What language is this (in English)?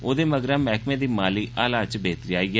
Dogri